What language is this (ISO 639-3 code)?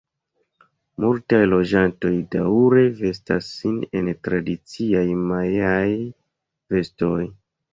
epo